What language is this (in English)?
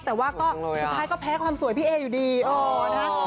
Thai